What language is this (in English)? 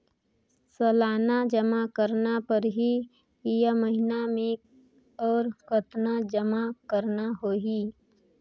Chhattisgarhi